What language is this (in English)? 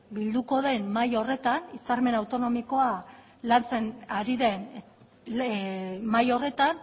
Basque